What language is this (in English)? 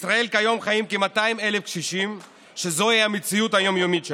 Hebrew